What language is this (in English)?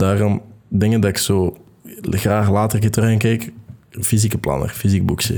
Dutch